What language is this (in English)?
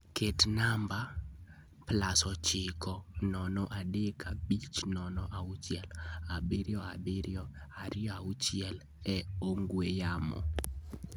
Luo (Kenya and Tanzania)